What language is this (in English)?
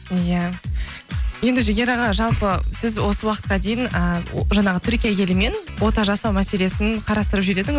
Kazakh